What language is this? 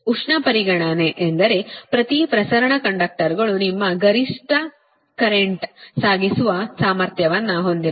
Kannada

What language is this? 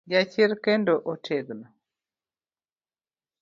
Luo (Kenya and Tanzania)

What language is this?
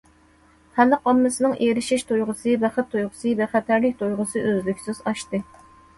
Uyghur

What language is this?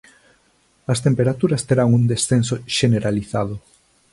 Galician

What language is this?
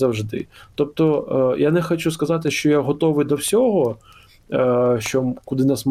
Ukrainian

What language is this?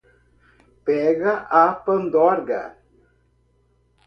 Portuguese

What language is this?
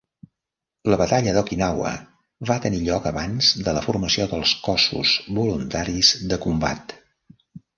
Catalan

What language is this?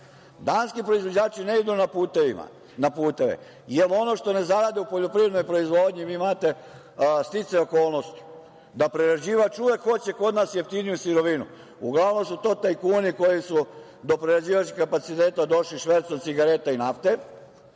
Serbian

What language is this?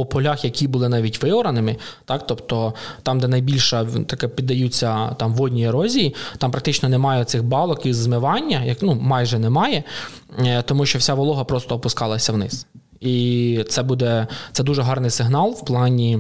Ukrainian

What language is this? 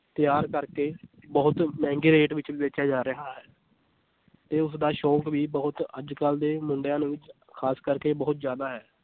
Punjabi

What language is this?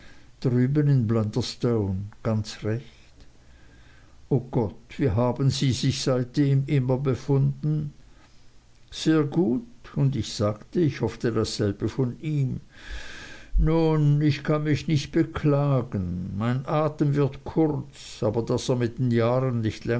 German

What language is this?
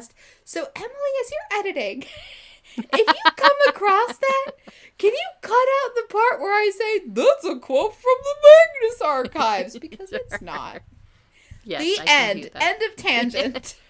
English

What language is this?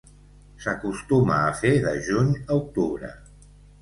Catalan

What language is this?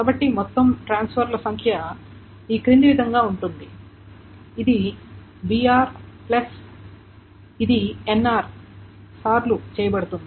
Telugu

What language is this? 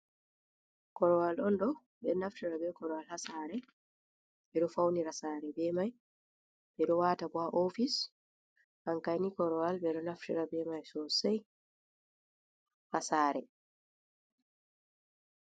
Fula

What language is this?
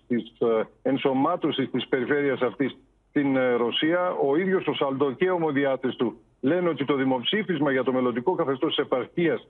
Greek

